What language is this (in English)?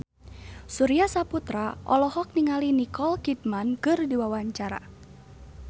Sundanese